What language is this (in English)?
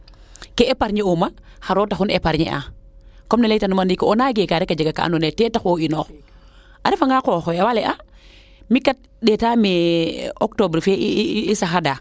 Serer